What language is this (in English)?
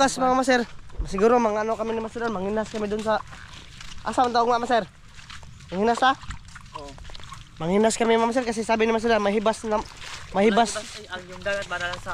Filipino